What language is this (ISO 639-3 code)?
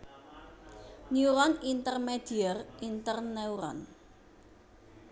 jav